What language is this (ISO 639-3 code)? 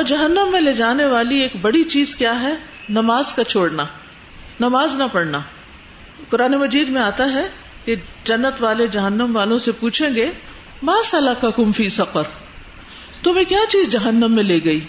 urd